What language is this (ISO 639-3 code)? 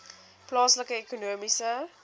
afr